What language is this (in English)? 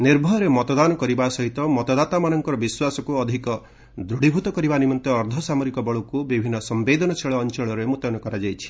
Odia